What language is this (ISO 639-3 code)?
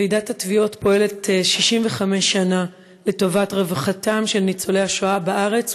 heb